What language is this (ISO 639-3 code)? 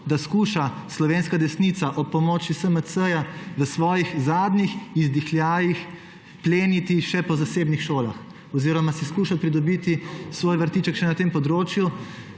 slv